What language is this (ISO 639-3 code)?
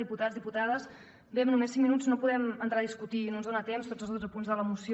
cat